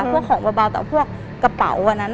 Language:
Thai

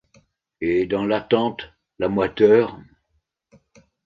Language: French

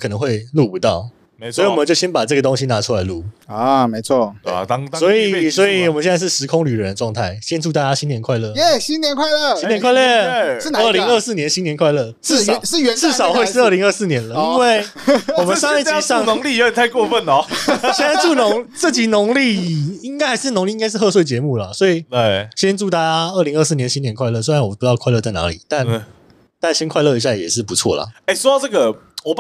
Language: Chinese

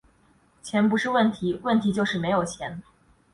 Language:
Chinese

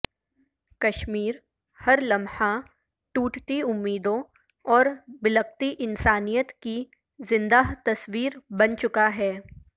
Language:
Urdu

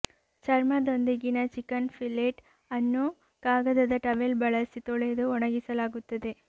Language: Kannada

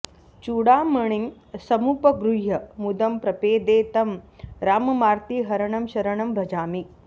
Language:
Sanskrit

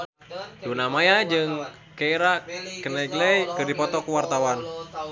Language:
Sundanese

